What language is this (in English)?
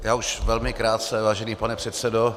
Czech